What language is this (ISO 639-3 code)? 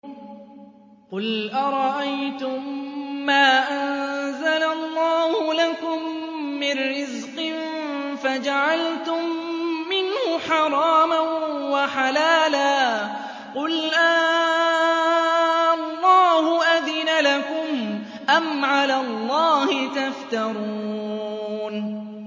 ara